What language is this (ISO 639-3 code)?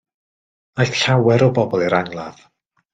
cym